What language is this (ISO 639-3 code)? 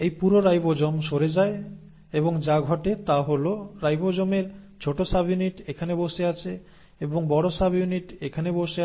ben